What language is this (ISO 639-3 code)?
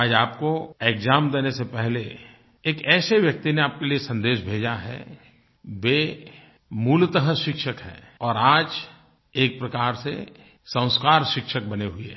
hin